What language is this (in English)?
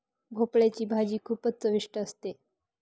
Marathi